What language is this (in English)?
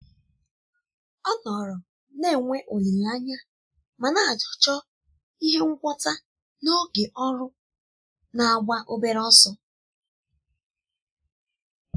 Igbo